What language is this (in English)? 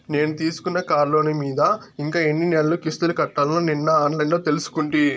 Telugu